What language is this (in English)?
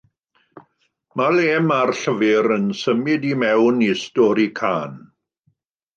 Welsh